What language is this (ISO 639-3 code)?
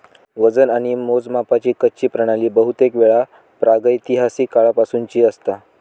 mar